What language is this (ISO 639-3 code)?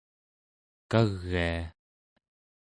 esu